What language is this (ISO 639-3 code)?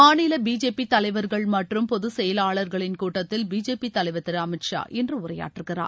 tam